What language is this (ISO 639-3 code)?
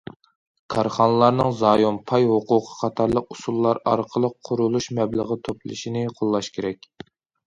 uig